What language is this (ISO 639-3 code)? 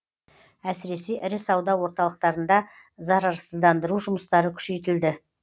kaz